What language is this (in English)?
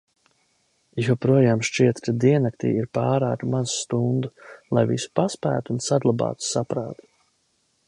Latvian